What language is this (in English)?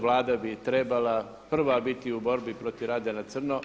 Croatian